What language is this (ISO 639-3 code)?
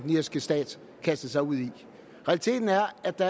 dan